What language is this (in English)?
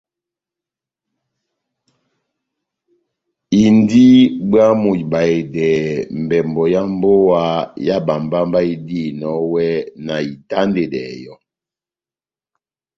Batanga